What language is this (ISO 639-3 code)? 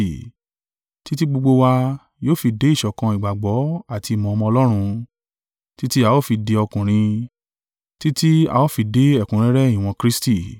yor